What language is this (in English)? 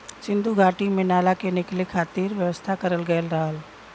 Bhojpuri